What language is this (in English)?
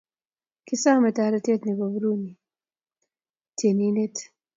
Kalenjin